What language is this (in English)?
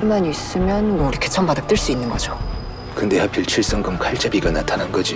Korean